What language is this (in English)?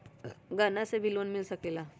Magahi